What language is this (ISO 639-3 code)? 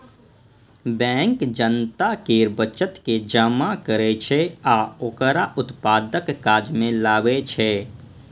mai